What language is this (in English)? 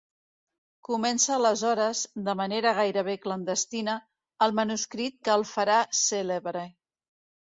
Catalan